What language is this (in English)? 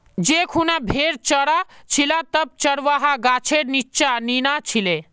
Magahi